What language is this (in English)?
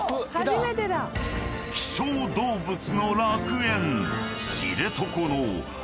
Japanese